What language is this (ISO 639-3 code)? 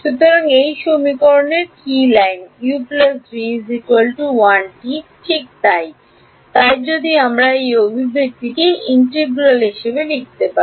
ben